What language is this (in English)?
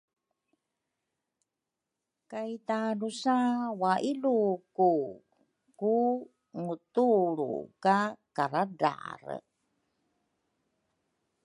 Rukai